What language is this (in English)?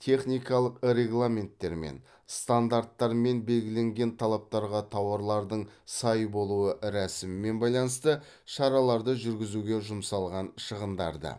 Kazakh